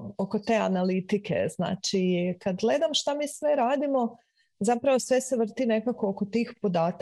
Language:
Croatian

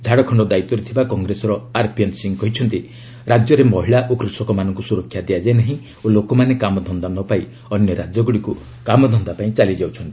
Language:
Odia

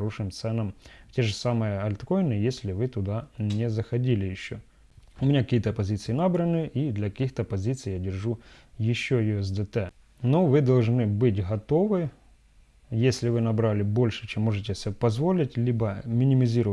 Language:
Russian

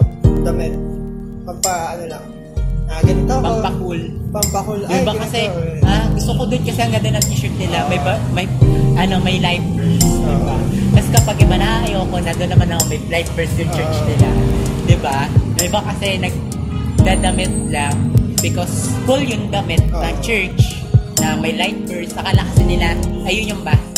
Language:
Filipino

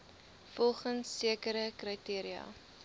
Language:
Afrikaans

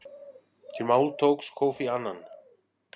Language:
Icelandic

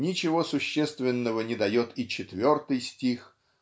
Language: Russian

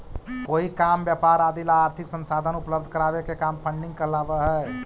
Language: Magahi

